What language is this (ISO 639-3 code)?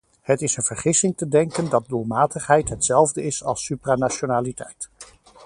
nld